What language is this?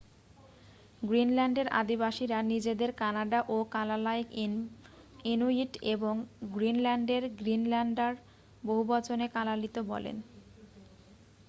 Bangla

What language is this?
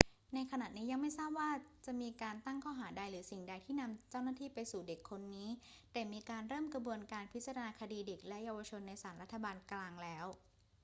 Thai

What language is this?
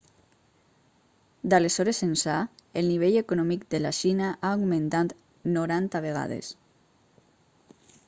Catalan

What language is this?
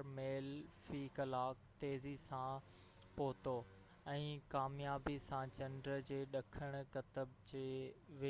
Sindhi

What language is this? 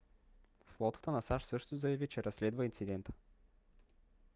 Bulgarian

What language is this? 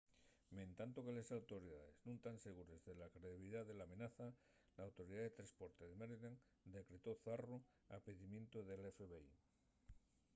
Asturian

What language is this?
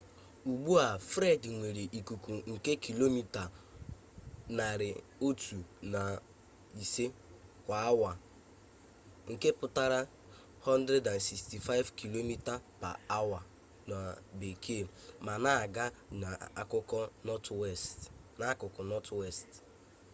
Igbo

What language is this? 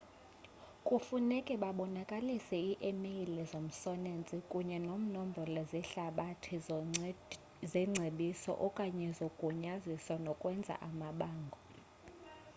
Xhosa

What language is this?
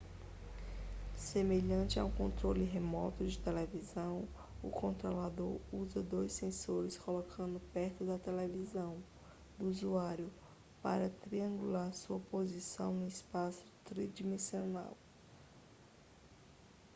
Portuguese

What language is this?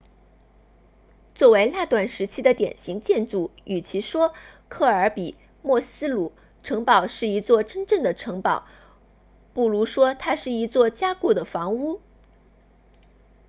Chinese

